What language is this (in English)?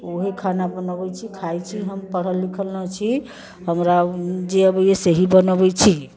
Maithili